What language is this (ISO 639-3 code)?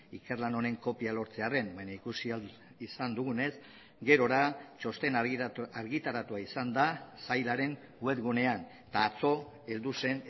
eus